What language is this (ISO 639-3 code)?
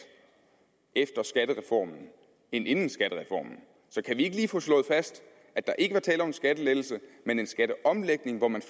dan